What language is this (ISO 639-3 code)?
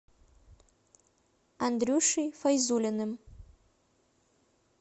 rus